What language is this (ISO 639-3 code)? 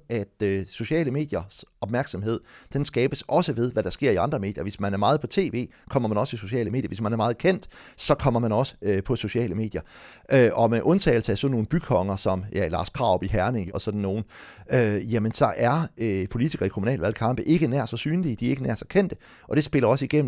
dan